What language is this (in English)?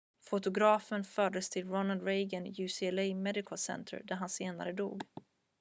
Swedish